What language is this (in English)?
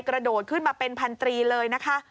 Thai